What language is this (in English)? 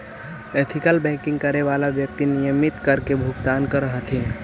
Magahi